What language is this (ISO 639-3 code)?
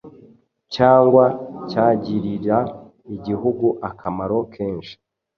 kin